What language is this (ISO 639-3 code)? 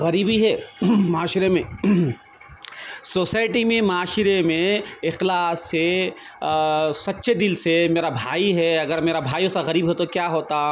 urd